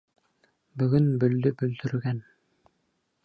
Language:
Bashkir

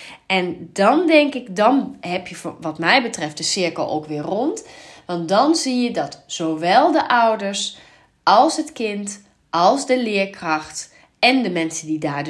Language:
Dutch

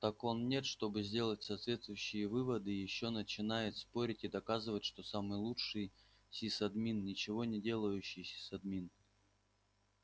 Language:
Russian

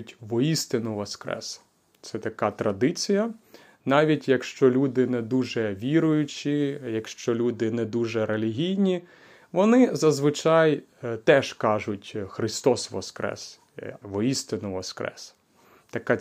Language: Ukrainian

